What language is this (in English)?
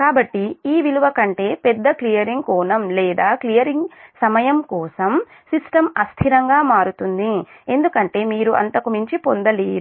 Telugu